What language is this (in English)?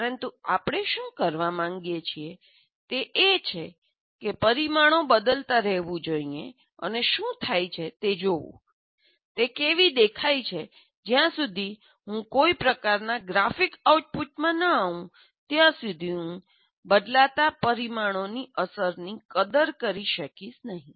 Gujarati